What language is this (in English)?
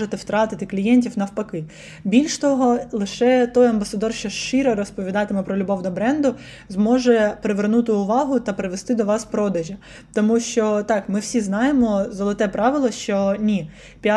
Ukrainian